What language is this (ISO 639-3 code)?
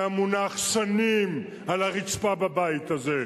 heb